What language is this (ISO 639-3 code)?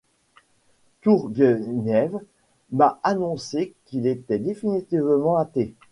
fra